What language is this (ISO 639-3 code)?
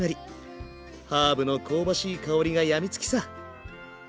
jpn